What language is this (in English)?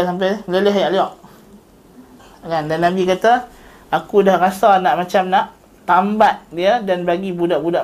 Malay